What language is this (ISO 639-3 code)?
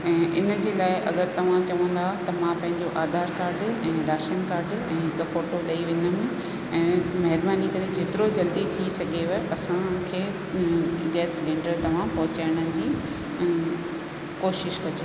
snd